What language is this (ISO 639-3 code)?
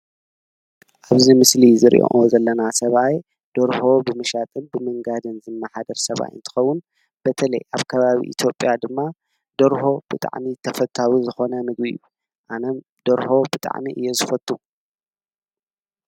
tir